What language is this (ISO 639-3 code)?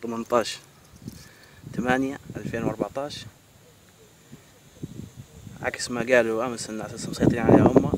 ara